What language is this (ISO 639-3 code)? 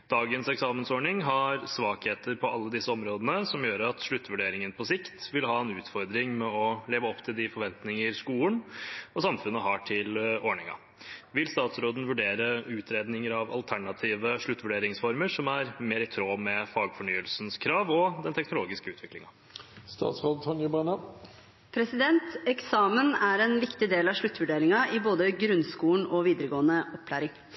nob